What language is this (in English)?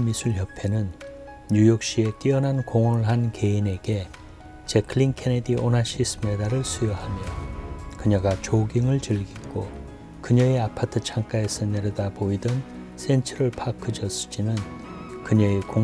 Korean